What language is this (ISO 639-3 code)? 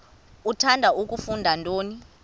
xho